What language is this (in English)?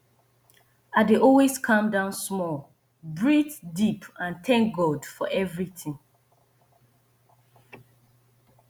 Nigerian Pidgin